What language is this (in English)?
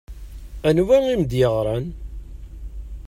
Kabyle